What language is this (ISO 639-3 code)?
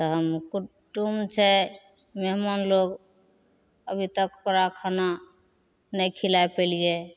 mai